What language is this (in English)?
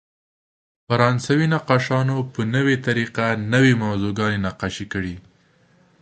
Pashto